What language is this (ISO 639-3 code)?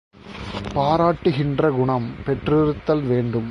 tam